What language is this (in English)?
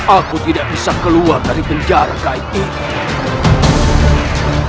Indonesian